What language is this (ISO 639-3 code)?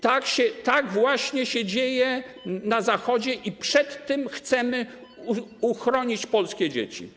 pol